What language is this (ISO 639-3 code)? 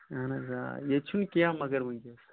kas